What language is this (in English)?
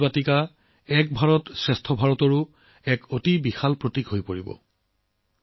Assamese